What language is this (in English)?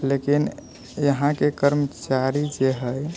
Maithili